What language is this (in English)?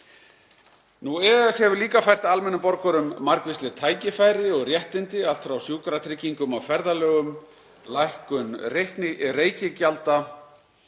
Icelandic